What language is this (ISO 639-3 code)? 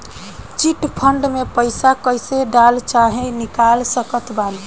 bho